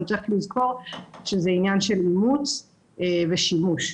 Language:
Hebrew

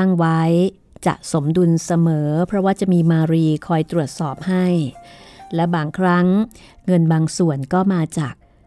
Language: Thai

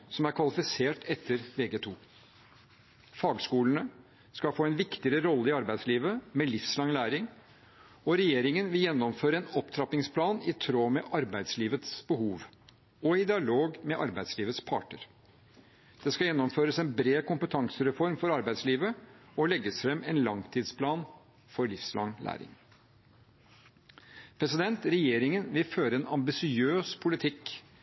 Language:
Norwegian Bokmål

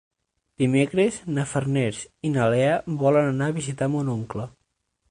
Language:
Catalan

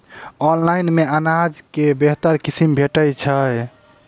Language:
Maithili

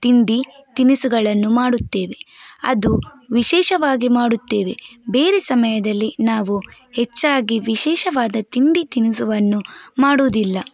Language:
Kannada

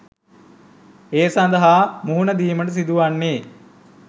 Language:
Sinhala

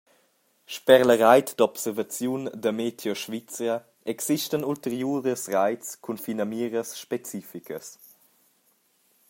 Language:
Romansh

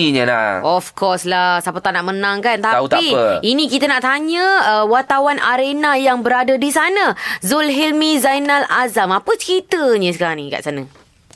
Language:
Malay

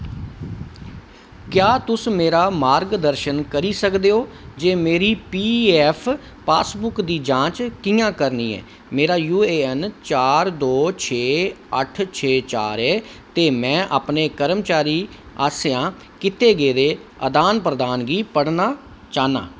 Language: Dogri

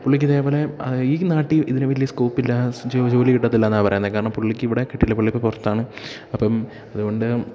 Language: Malayalam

